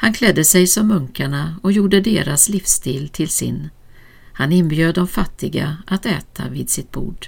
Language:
Swedish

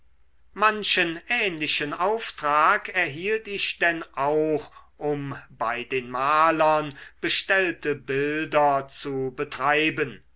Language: German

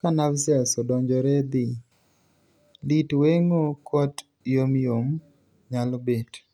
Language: Luo (Kenya and Tanzania)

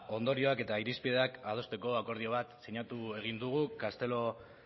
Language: Basque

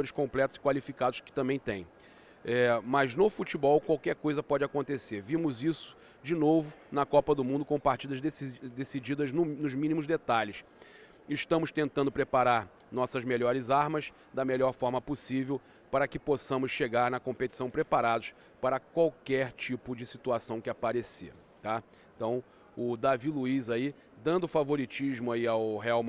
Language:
Portuguese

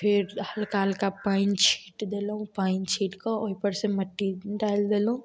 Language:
Maithili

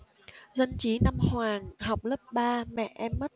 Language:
Vietnamese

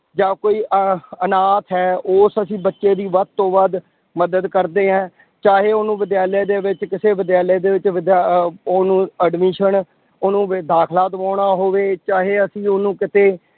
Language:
Punjabi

